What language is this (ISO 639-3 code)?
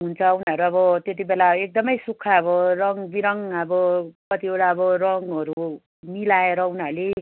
nep